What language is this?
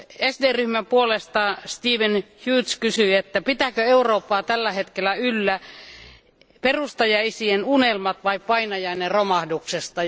Finnish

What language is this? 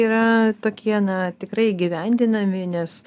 Lithuanian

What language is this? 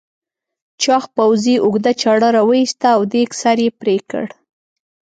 Pashto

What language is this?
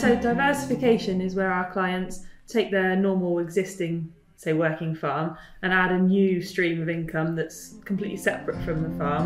English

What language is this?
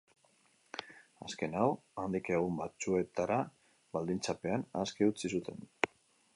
Basque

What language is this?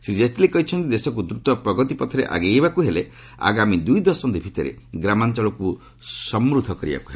Odia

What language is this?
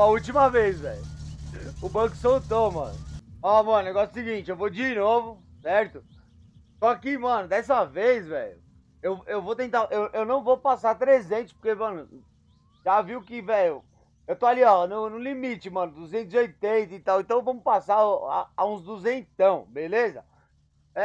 Portuguese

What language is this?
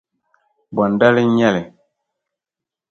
Dagbani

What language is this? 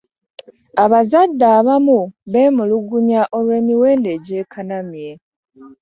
Ganda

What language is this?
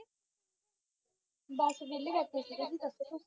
Punjabi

